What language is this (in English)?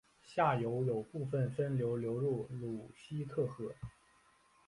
Chinese